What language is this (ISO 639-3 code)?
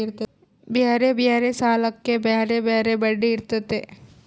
kan